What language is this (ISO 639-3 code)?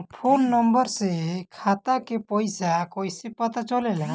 bho